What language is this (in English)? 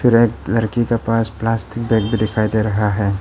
Hindi